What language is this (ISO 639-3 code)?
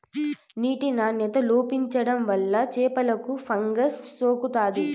tel